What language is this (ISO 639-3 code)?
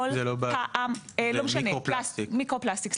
heb